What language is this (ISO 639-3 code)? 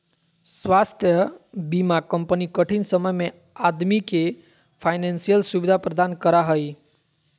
mag